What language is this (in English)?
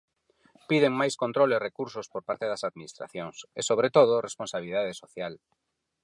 Galician